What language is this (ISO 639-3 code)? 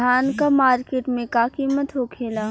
bho